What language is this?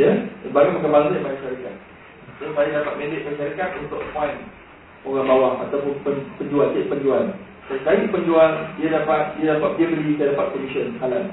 Malay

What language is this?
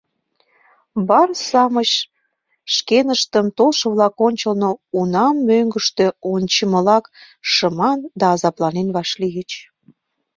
Mari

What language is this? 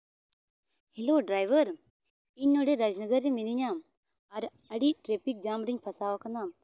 Santali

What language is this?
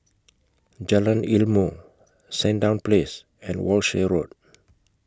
English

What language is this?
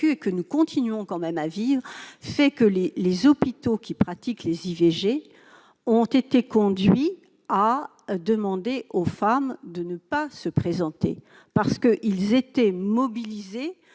French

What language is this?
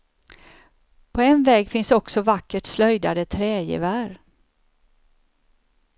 Swedish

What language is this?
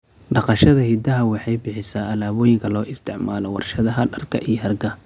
Somali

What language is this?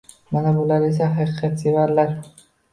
Uzbek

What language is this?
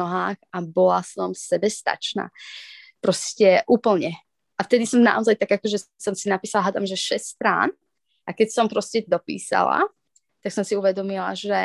Slovak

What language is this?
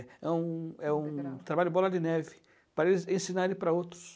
Portuguese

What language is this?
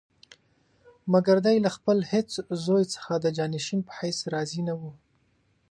Pashto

